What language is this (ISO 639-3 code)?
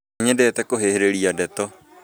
kik